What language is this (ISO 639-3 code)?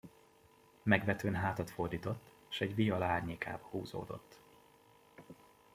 hun